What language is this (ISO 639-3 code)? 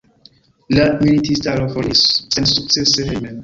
epo